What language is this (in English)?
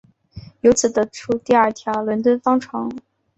Chinese